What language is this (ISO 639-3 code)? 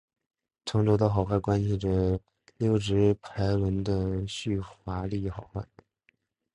zho